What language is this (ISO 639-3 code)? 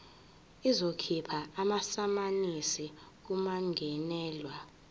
zul